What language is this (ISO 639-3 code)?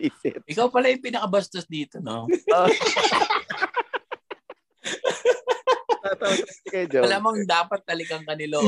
fil